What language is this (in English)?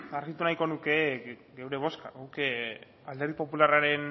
Basque